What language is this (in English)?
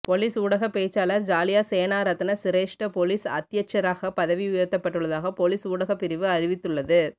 Tamil